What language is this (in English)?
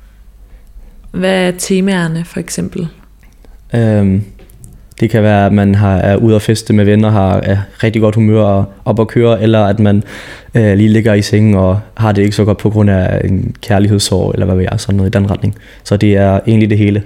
Danish